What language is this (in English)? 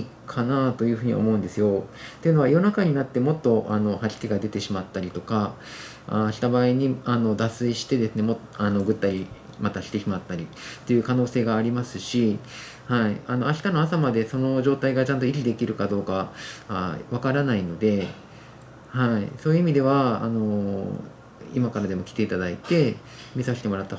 Japanese